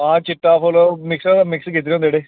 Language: Dogri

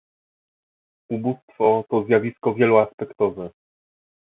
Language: Polish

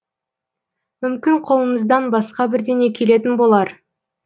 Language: Kazakh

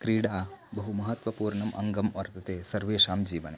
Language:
Sanskrit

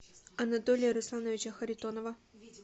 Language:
Russian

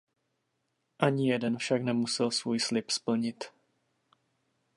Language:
Czech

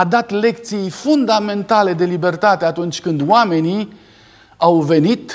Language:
Romanian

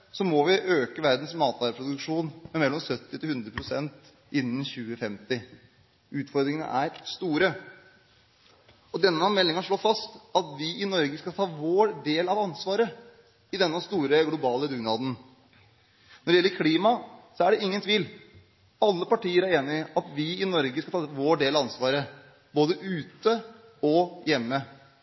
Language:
Norwegian Bokmål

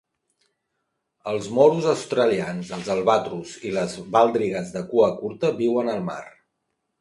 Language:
Catalan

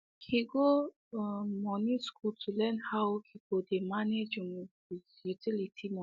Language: Nigerian Pidgin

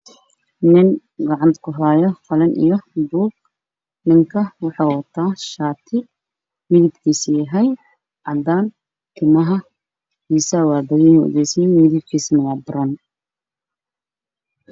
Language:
Somali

